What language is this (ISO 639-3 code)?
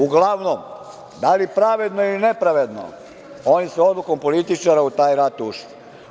srp